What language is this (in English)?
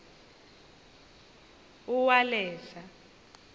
Xhosa